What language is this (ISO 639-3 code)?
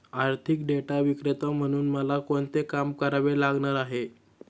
mar